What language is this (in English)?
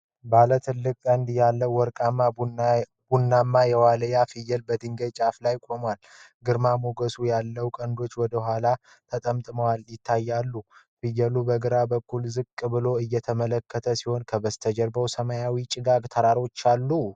Amharic